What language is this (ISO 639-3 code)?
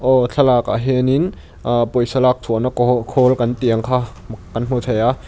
lus